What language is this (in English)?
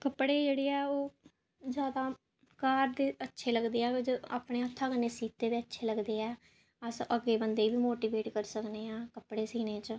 Dogri